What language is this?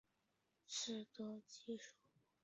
Chinese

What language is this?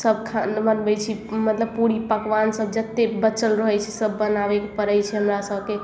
Maithili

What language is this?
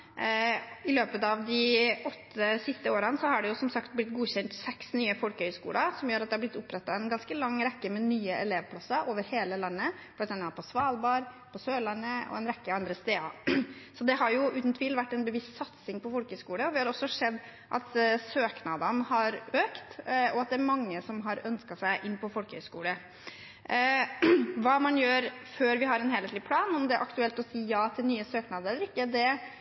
Norwegian Bokmål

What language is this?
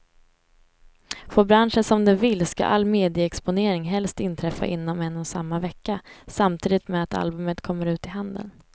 Swedish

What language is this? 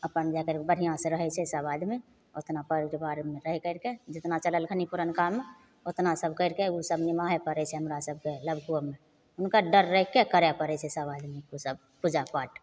Maithili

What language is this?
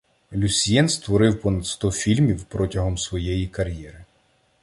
Ukrainian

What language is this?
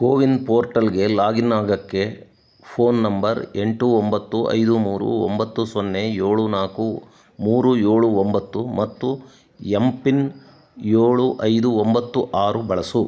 Kannada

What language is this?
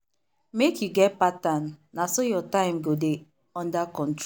Nigerian Pidgin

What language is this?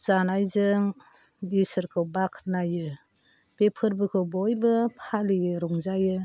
Bodo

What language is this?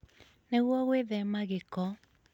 Kikuyu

